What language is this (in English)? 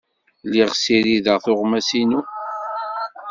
Kabyle